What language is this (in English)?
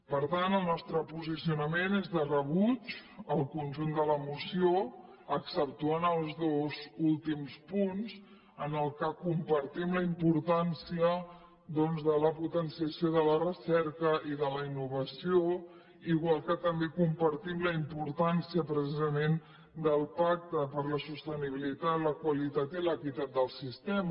Catalan